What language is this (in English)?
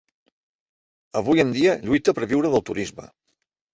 Catalan